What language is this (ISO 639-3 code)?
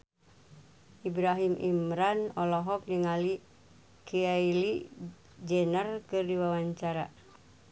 sun